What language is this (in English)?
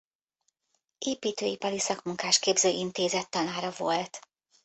Hungarian